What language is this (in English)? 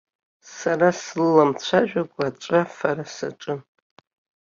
Abkhazian